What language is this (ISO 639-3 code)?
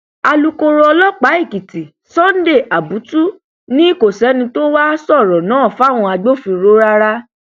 yor